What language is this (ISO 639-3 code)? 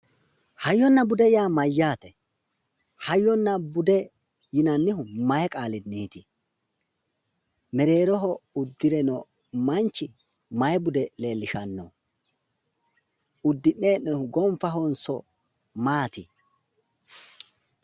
sid